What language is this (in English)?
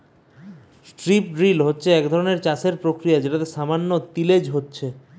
Bangla